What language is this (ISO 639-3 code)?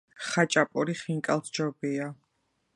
kat